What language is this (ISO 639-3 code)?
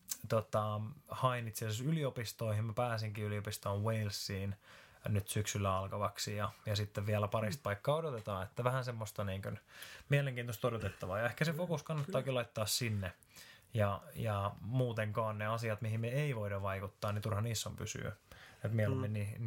fin